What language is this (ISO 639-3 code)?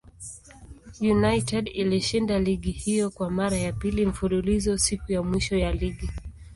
swa